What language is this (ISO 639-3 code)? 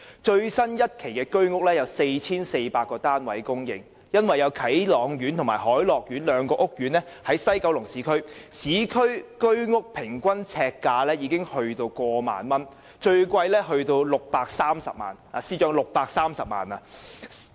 yue